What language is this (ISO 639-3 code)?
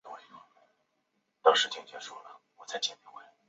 zho